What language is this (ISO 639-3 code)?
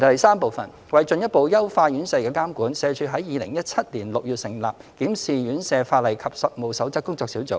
yue